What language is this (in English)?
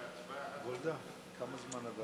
Hebrew